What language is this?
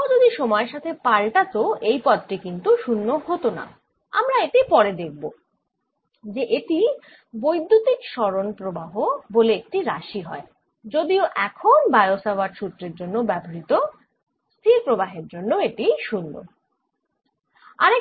Bangla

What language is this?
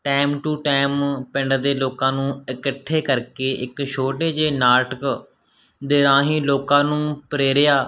Punjabi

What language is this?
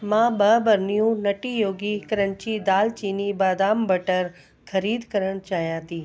Sindhi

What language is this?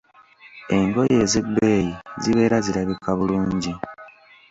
Ganda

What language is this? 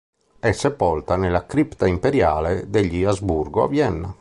Italian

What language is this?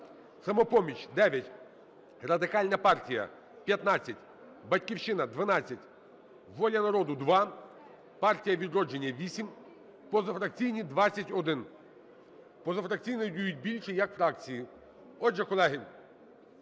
Ukrainian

